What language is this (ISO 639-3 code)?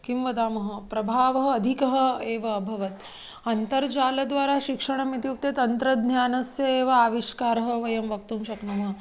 san